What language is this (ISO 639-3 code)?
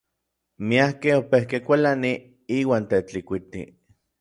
nlv